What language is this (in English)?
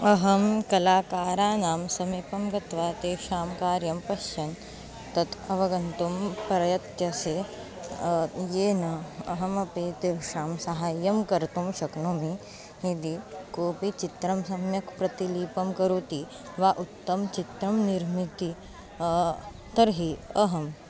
Sanskrit